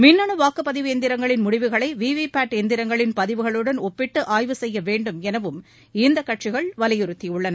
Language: Tamil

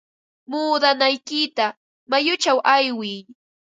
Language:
Ambo-Pasco Quechua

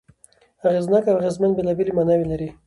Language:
Pashto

